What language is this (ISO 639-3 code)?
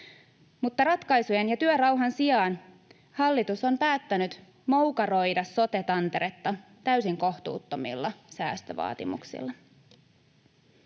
fin